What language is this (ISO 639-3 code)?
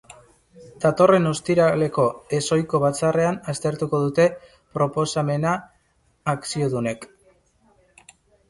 eus